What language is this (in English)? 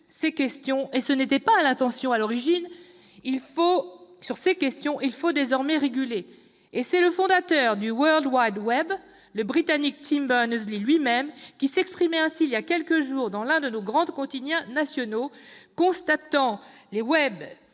French